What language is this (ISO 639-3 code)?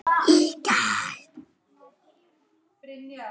isl